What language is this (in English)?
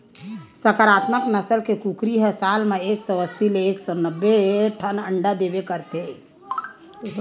Chhattisgarhi